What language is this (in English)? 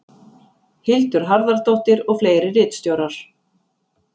Icelandic